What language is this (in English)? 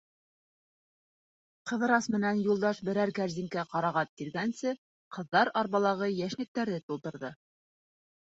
Bashkir